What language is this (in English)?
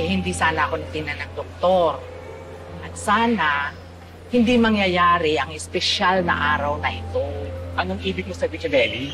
Filipino